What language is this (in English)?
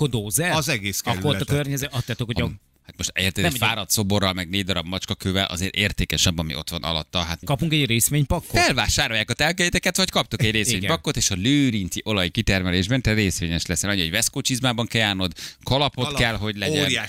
Hungarian